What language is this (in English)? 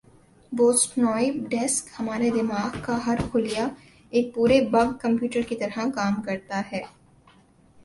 Urdu